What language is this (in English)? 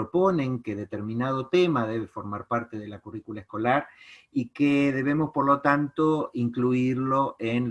Spanish